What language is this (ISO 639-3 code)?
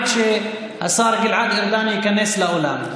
heb